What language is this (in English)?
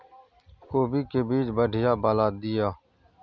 Maithili